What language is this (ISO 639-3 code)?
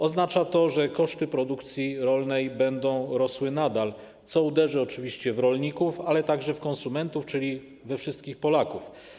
pol